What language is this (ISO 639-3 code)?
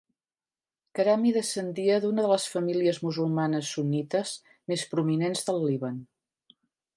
cat